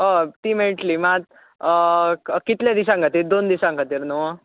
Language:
Konkani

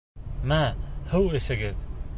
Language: Bashkir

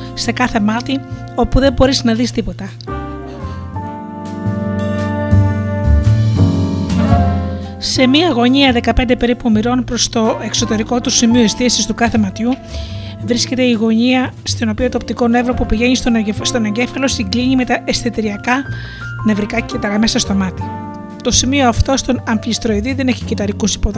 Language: Greek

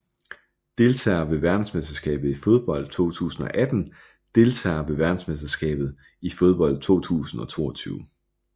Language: Danish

